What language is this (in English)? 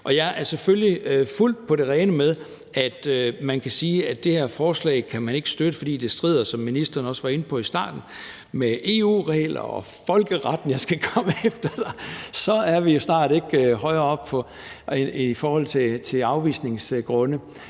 Danish